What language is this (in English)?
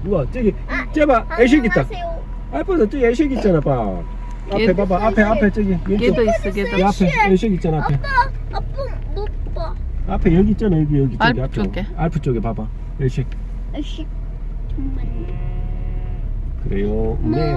Korean